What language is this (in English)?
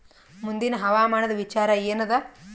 Kannada